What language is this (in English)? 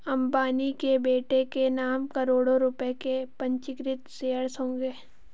Hindi